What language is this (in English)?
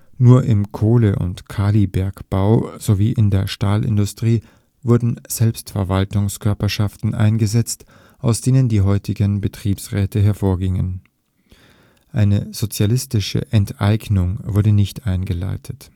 German